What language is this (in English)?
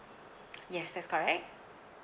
English